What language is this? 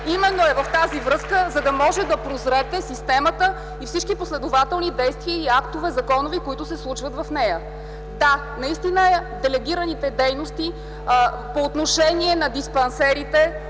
Bulgarian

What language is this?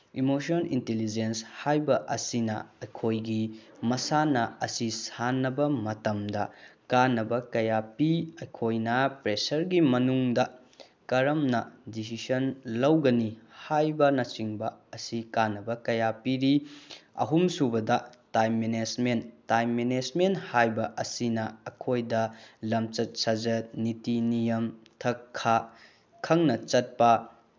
Manipuri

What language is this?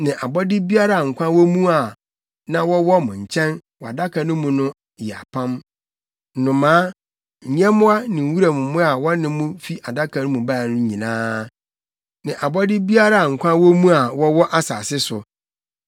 Akan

